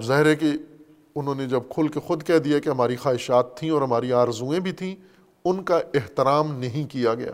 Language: Urdu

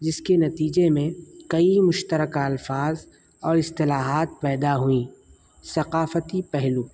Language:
Urdu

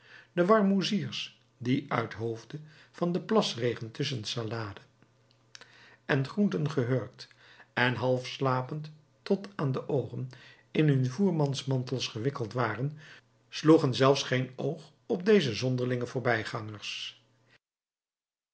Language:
Dutch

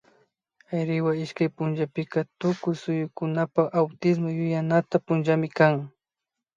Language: Imbabura Highland Quichua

